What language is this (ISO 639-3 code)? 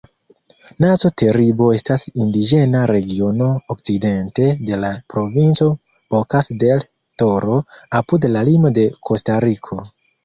epo